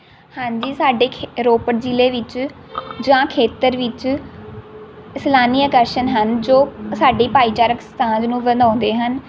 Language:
Punjabi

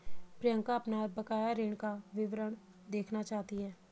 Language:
Hindi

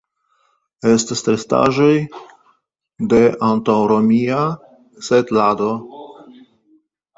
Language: Esperanto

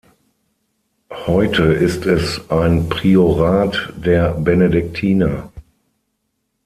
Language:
German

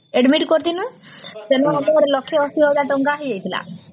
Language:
Odia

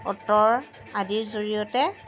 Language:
Assamese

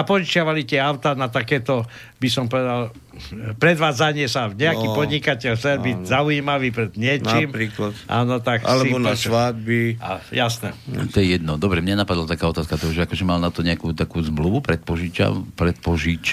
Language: Slovak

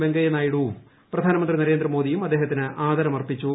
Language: Malayalam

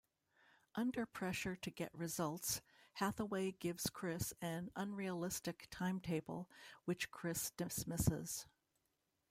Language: English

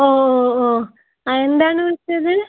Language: Malayalam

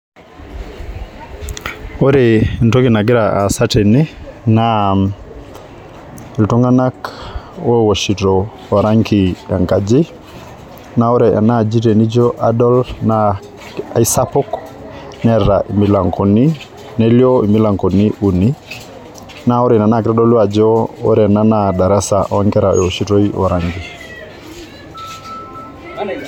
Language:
Masai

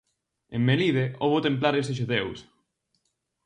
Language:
Galician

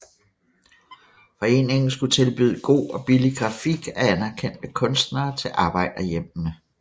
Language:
Danish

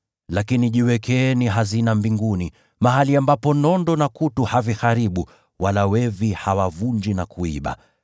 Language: Swahili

